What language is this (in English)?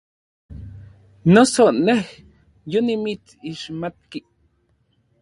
Orizaba Nahuatl